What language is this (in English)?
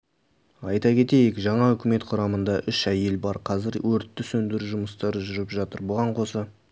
Kazakh